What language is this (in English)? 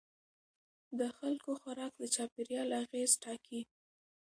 Pashto